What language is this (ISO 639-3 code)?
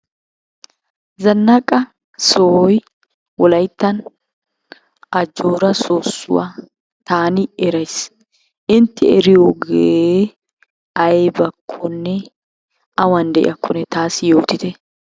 wal